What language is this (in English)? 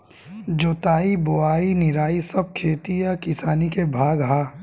Bhojpuri